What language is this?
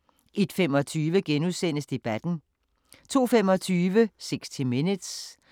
Danish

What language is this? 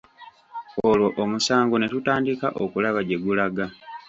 Ganda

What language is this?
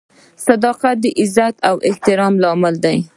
Pashto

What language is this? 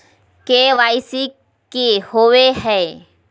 Magahi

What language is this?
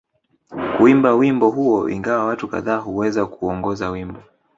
Swahili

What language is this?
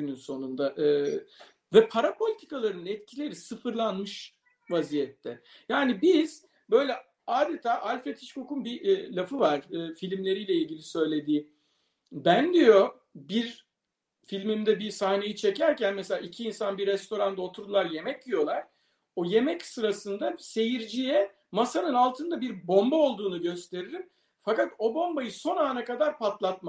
Turkish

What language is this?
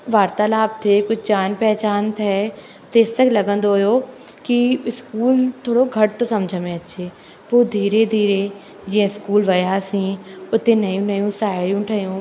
Sindhi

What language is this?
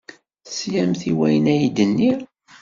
Kabyle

